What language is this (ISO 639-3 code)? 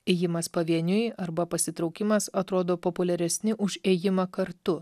lit